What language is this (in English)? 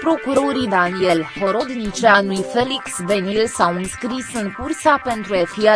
Romanian